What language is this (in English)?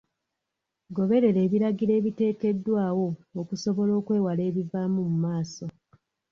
Ganda